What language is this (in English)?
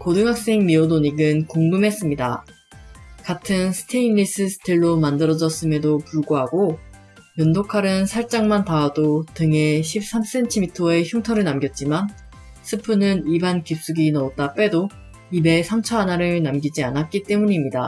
Korean